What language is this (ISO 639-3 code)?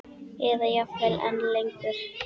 isl